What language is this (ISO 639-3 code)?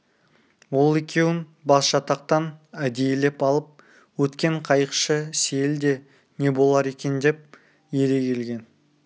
kaz